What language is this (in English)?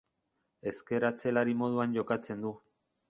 Basque